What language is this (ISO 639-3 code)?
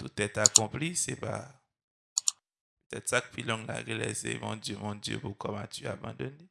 fra